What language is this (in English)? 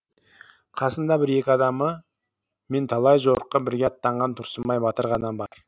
Kazakh